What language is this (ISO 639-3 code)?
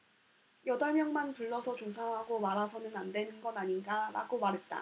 kor